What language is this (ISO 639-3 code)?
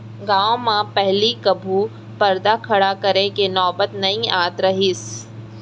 hne